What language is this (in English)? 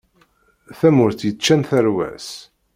Kabyle